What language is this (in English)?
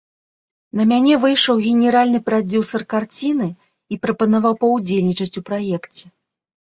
Belarusian